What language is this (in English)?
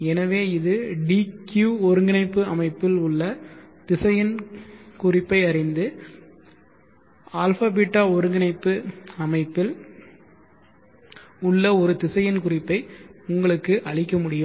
Tamil